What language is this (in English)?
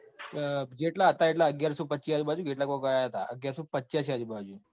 Gujarati